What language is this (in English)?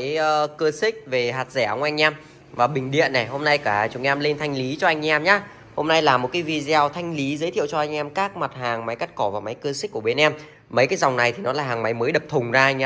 Vietnamese